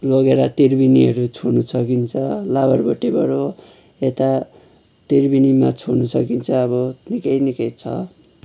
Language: Nepali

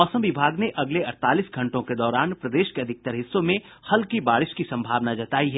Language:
Hindi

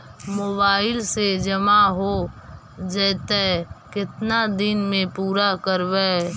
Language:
Magahi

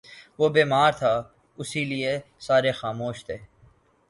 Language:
Urdu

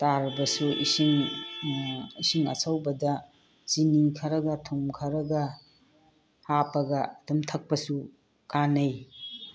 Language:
Manipuri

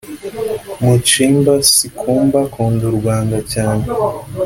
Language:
Kinyarwanda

